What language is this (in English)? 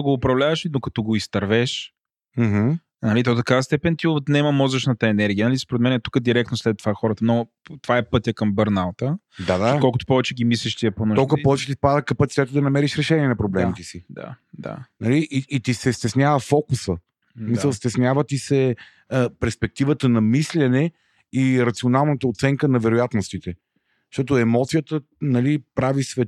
Bulgarian